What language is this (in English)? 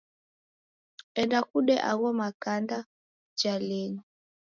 Taita